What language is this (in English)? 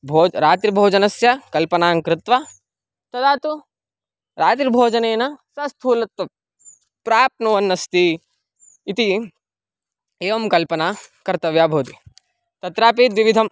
Sanskrit